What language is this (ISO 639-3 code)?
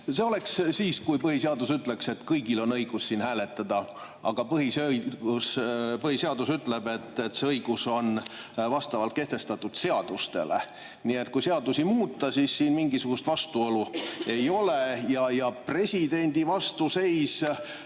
est